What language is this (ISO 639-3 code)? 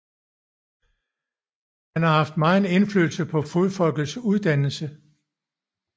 dan